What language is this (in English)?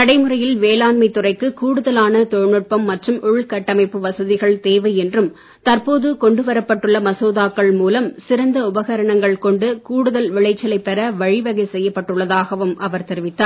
Tamil